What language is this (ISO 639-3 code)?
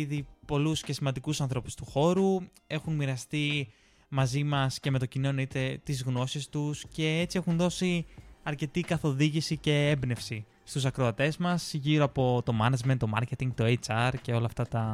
ell